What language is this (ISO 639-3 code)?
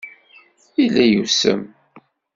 kab